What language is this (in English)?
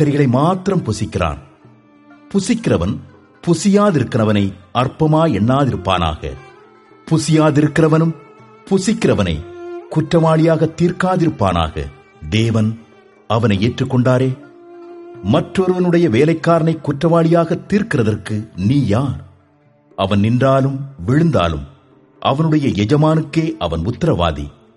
Tamil